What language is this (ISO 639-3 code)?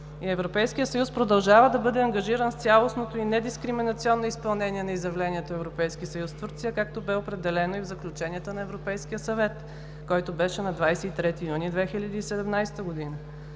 bul